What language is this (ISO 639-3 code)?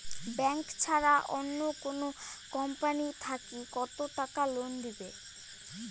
ben